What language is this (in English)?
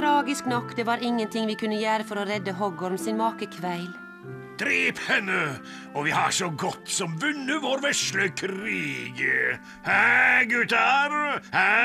Norwegian